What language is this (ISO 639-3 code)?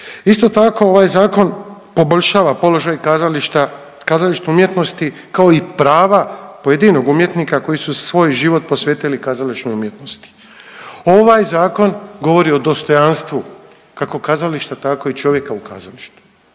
hrv